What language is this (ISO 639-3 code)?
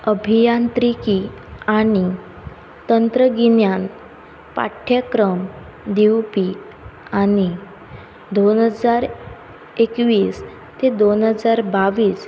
kok